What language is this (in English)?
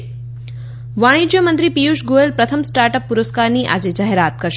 Gujarati